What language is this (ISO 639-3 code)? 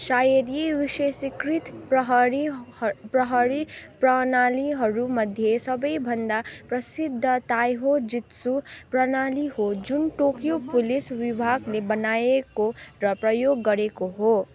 nep